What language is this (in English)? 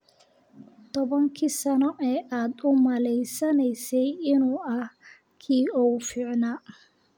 Somali